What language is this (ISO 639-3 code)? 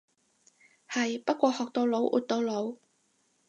yue